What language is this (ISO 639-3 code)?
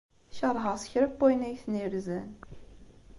kab